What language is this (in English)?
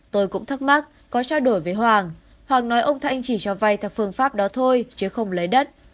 Vietnamese